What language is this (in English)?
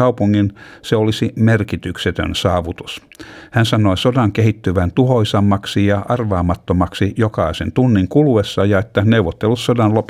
Finnish